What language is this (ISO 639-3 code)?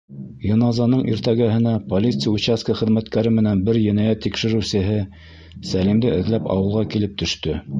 bak